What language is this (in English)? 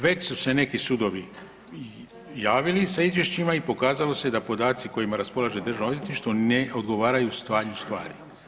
Croatian